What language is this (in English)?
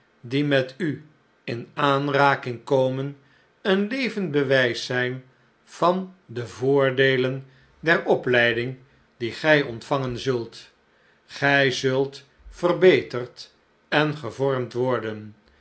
Dutch